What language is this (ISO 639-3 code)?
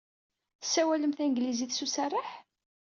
kab